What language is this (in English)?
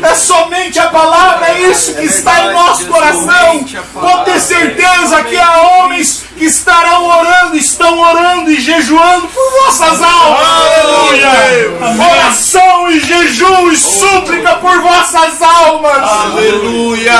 Portuguese